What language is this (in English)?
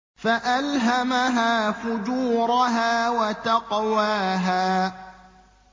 Arabic